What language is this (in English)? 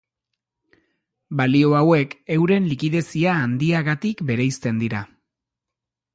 Basque